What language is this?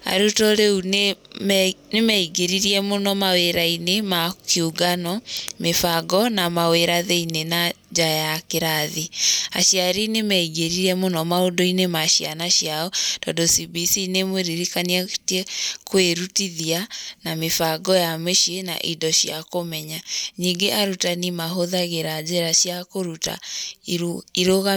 Kikuyu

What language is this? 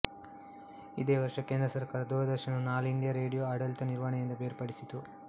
Kannada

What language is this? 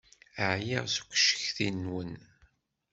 Kabyle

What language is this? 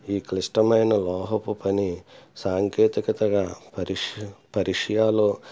Telugu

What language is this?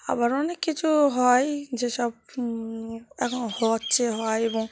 Bangla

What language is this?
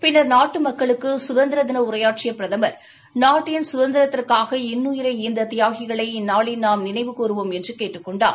Tamil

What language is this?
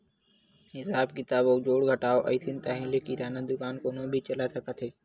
Chhattisgarhi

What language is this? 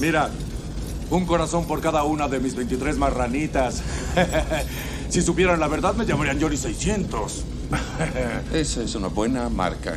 Spanish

